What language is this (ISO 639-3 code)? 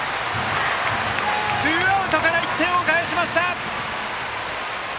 jpn